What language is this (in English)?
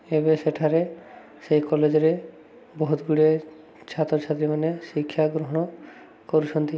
Odia